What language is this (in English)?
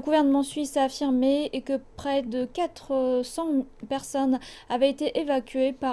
French